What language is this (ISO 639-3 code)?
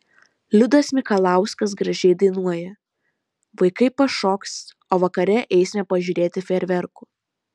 lit